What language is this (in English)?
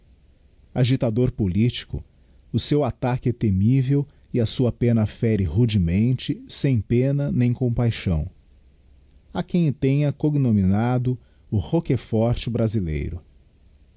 Portuguese